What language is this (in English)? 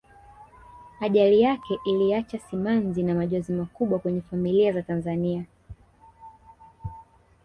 Swahili